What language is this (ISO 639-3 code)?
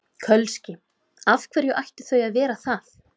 isl